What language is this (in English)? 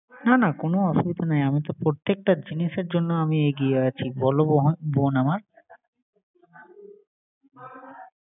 Bangla